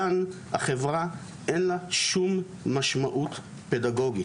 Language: Hebrew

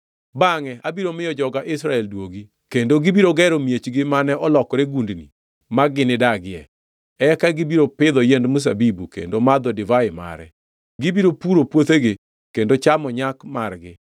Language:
Luo (Kenya and Tanzania)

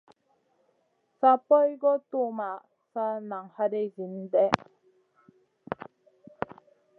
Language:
Masana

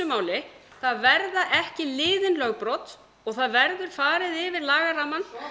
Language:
Icelandic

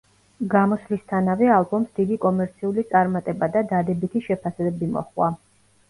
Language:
Georgian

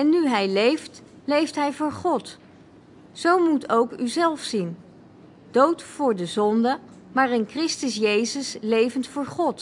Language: Dutch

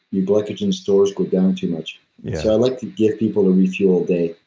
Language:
English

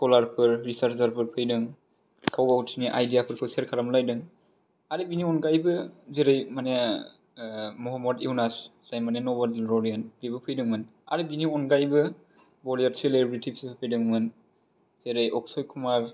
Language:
Bodo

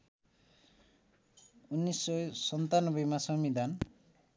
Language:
Nepali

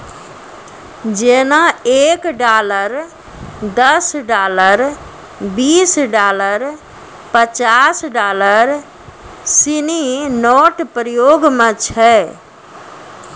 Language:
Maithili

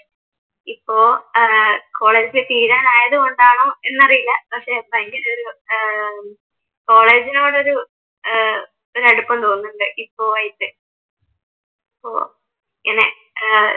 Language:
Malayalam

